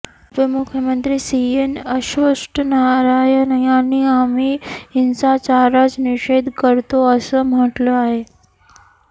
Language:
Marathi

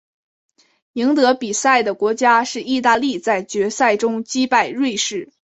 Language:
Chinese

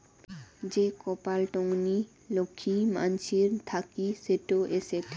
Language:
Bangla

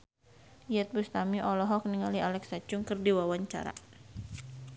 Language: Sundanese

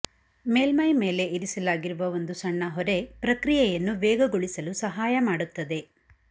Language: Kannada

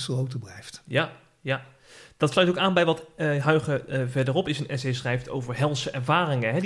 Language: Dutch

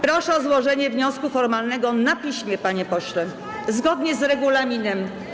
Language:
Polish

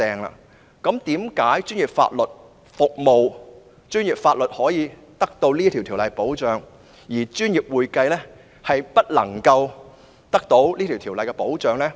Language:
Cantonese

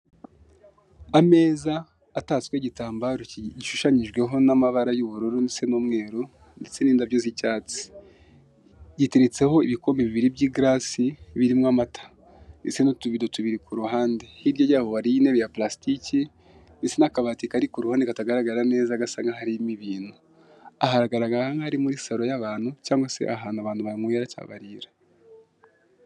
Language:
Kinyarwanda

